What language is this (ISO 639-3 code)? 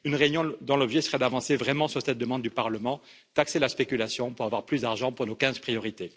fra